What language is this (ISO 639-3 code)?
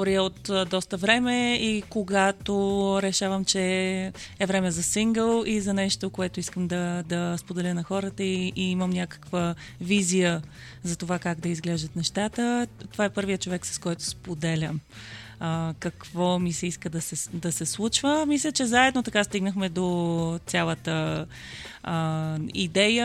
bul